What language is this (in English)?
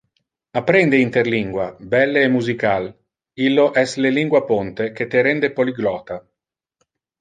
Interlingua